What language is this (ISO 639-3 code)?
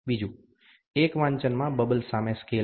guj